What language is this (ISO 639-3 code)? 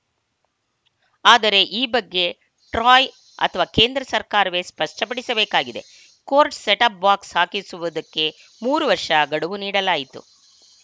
kan